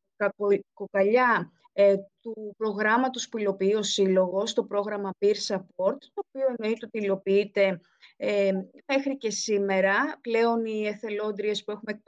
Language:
Greek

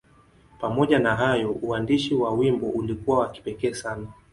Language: Swahili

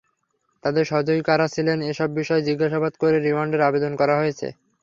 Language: Bangla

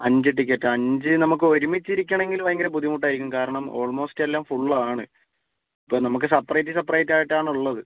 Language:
Malayalam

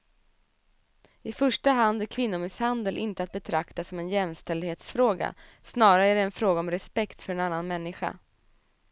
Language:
Swedish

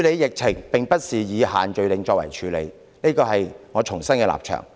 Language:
Cantonese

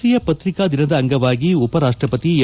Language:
Kannada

